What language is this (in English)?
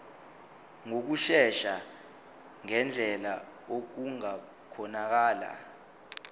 Zulu